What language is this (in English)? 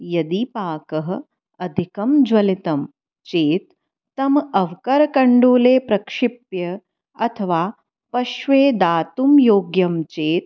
Sanskrit